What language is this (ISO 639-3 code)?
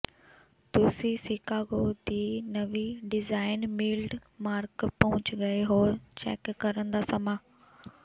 pan